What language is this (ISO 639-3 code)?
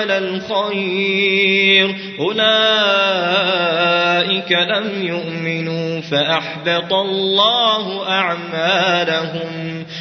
ara